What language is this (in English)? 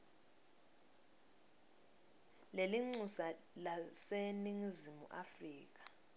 Swati